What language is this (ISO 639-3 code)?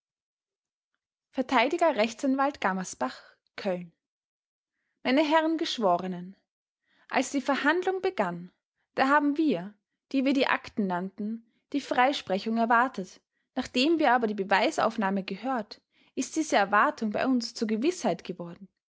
deu